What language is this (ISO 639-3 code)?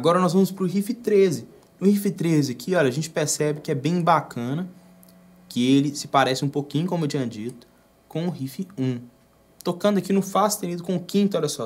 por